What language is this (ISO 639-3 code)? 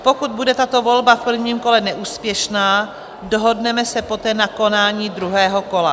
ces